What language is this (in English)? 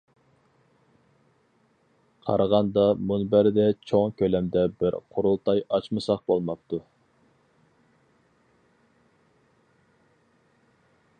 Uyghur